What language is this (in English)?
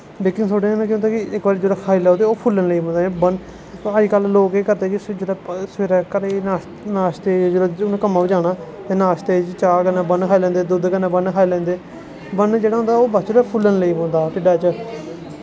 Dogri